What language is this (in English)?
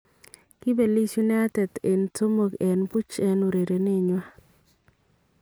Kalenjin